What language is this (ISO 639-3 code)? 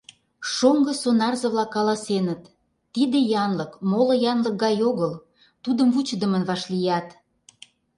chm